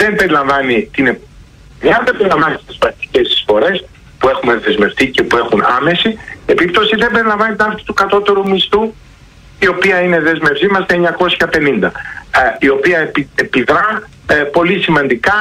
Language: Greek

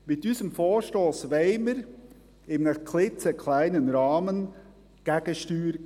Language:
Swiss German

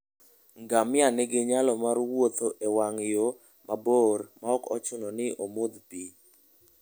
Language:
Luo (Kenya and Tanzania)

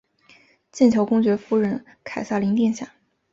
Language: Chinese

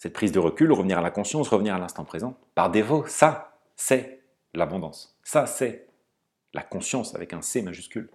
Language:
French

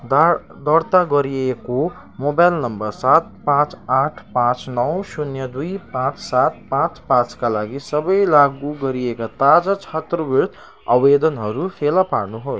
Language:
Nepali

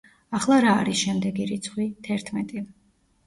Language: Georgian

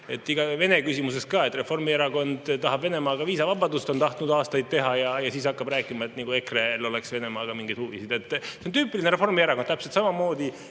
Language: Estonian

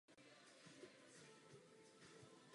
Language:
Czech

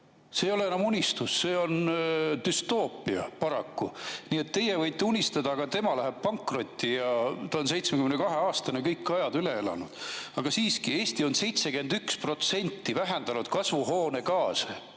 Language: Estonian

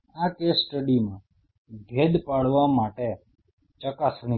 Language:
Gujarati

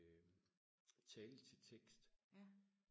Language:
Danish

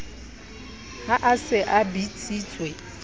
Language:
Southern Sotho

